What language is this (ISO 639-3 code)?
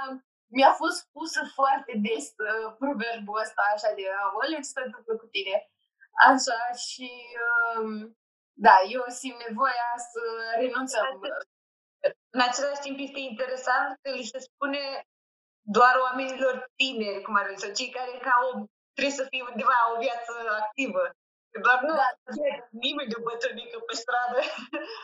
ron